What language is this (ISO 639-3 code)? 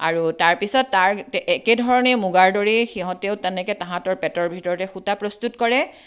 asm